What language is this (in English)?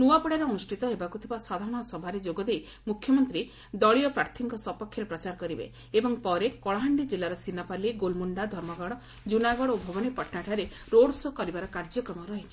Odia